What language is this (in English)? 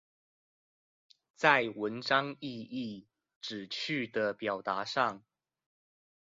Chinese